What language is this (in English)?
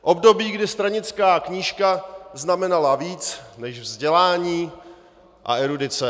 Czech